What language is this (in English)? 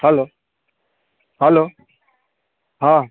Gujarati